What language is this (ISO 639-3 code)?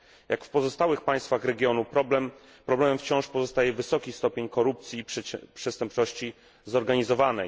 pol